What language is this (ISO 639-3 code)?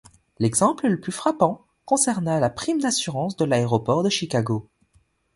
fra